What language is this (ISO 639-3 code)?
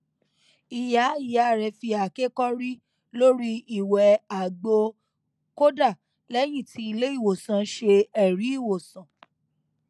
yor